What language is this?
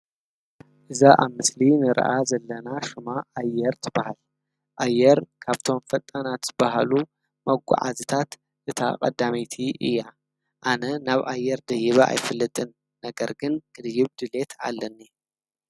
Tigrinya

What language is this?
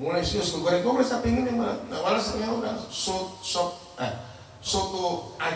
Indonesian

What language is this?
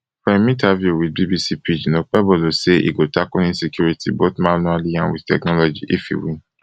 Nigerian Pidgin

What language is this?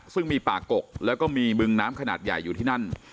Thai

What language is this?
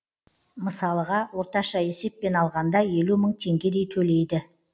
Kazakh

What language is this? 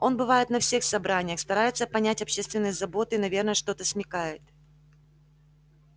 Russian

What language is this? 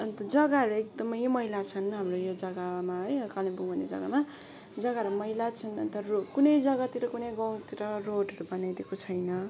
Nepali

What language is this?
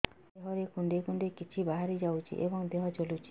Odia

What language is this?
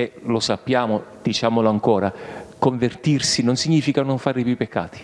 Italian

